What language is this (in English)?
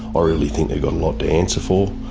English